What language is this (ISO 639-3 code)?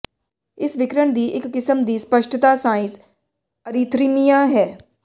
pan